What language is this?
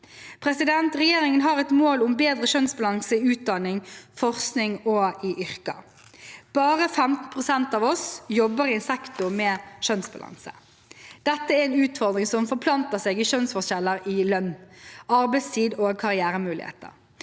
Norwegian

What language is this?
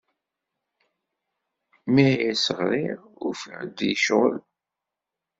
Kabyle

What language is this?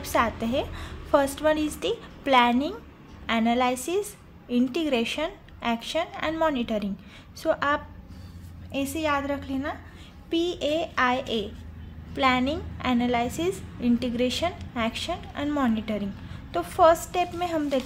Hindi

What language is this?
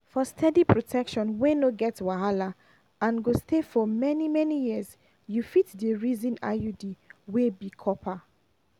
Nigerian Pidgin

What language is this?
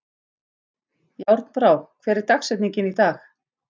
Icelandic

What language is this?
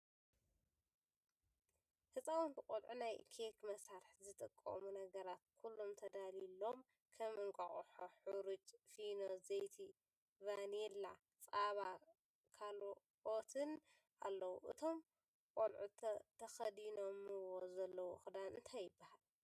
Tigrinya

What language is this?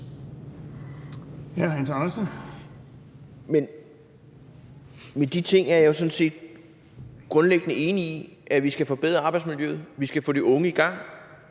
Danish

